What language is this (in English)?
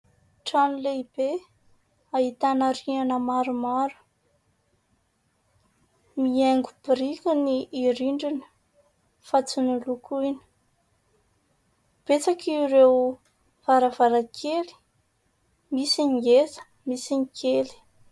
Malagasy